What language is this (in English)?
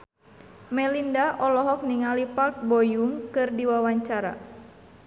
Sundanese